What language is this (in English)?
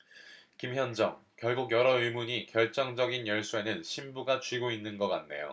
Korean